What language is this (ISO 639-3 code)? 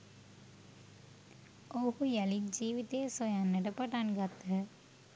sin